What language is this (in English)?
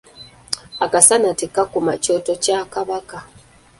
Ganda